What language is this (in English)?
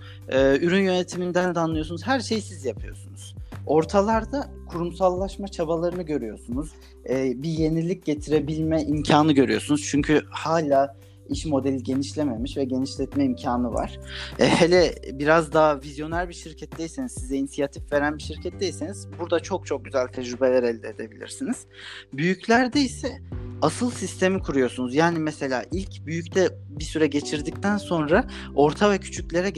Turkish